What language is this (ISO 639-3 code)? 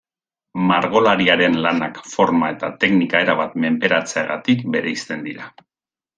eus